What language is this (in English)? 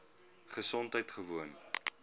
Afrikaans